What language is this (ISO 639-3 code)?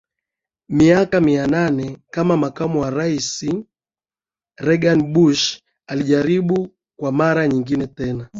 swa